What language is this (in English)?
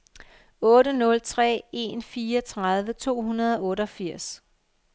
Danish